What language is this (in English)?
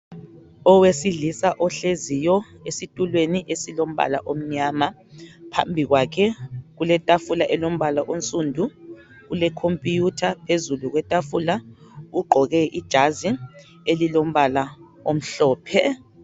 North Ndebele